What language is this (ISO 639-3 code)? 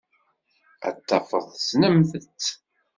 kab